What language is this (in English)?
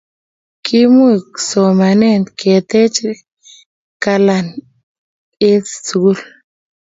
Kalenjin